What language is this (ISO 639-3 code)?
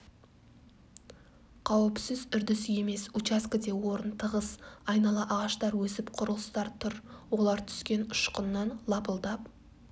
kaz